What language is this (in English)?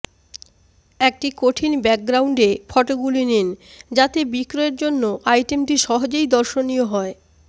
Bangla